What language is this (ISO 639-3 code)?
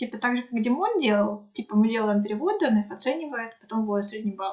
rus